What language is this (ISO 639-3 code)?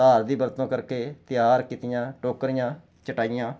pan